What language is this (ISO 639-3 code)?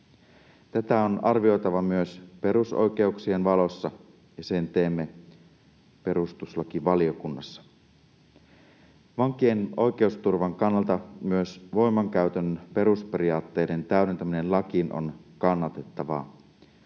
fin